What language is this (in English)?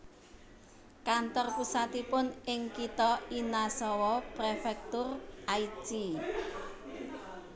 Javanese